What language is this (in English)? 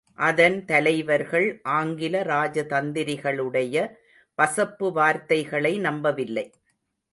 Tamil